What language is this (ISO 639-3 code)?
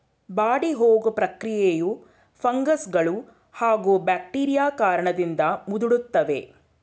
kan